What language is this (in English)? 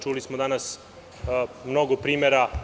Serbian